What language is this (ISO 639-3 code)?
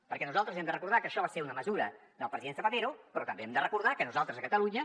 cat